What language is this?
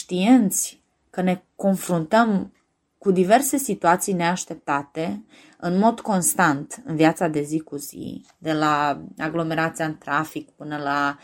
Romanian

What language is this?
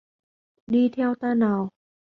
Vietnamese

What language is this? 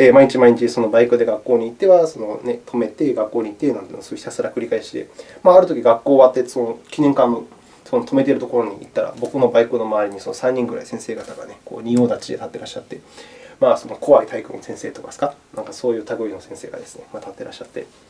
Japanese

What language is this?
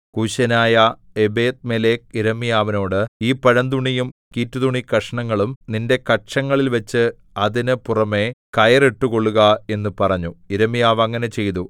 Malayalam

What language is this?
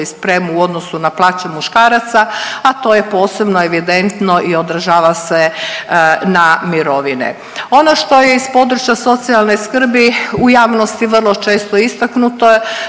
Croatian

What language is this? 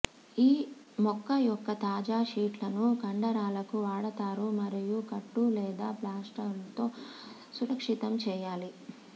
Telugu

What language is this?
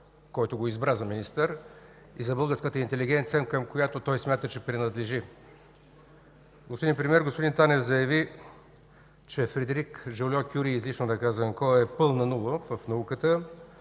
Bulgarian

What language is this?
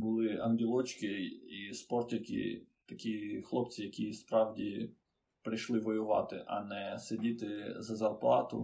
Ukrainian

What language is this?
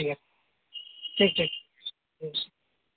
Urdu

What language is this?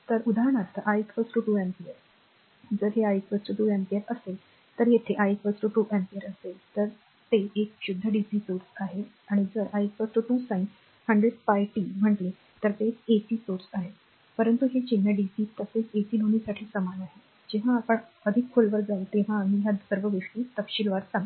Marathi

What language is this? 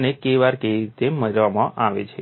Gujarati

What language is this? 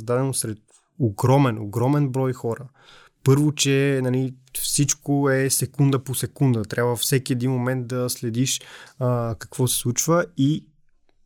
Bulgarian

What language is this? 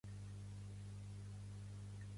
Catalan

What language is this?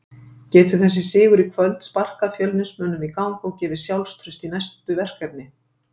Icelandic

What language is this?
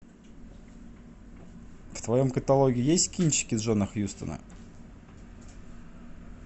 Russian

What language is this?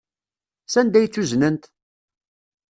Kabyle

